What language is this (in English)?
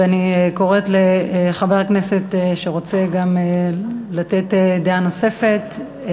Hebrew